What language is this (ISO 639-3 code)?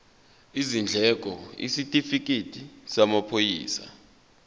zul